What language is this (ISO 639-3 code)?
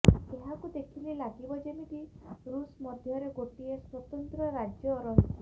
ori